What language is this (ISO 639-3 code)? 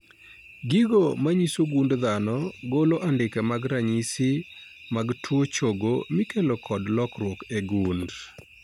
luo